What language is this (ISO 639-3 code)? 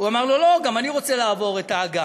heb